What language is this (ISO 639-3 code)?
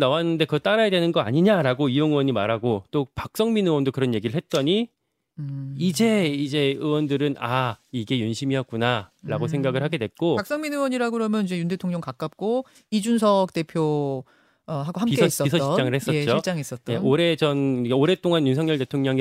kor